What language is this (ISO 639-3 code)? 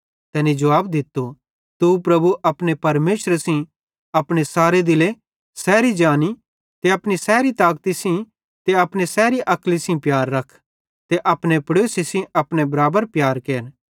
bhd